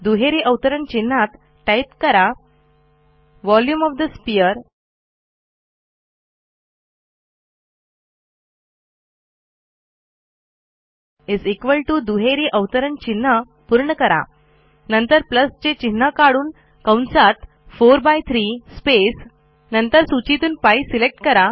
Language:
Marathi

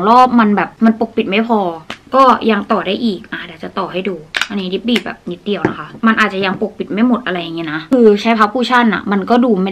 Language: Thai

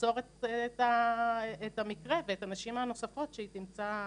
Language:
Hebrew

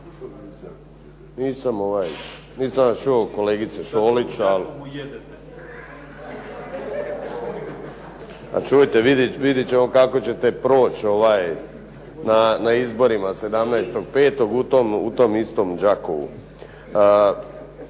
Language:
Croatian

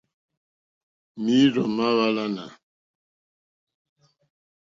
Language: Mokpwe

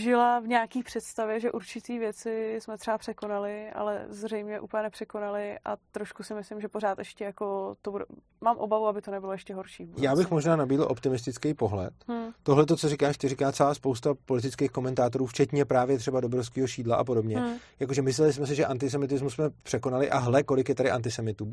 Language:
Czech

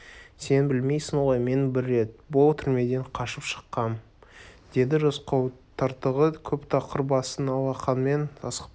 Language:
Kazakh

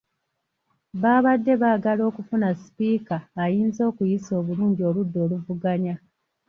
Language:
Ganda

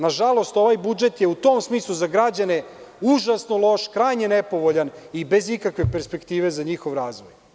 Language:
Serbian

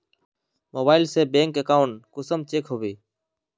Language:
Magahi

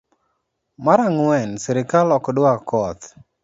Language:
Luo (Kenya and Tanzania)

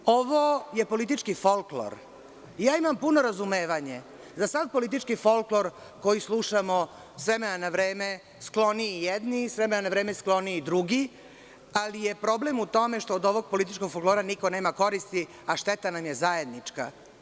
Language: Serbian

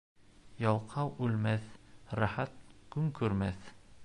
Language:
Bashkir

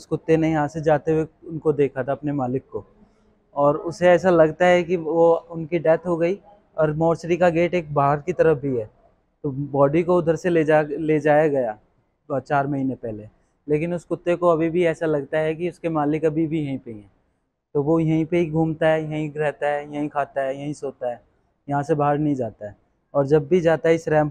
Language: Hindi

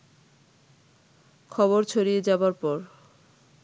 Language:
Bangla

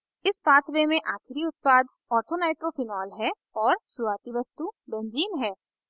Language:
Hindi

